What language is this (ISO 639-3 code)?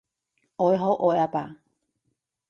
yue